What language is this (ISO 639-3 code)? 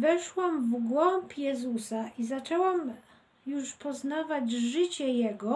pol